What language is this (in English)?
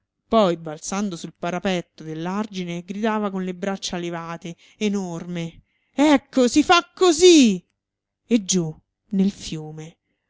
Italian